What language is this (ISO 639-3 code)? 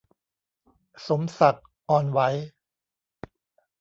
tha